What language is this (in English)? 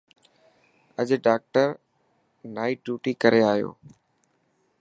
Dhatki